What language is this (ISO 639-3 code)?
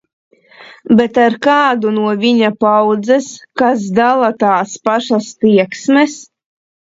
lav